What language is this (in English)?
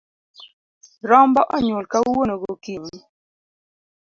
Luo (Kenya and Tanzania)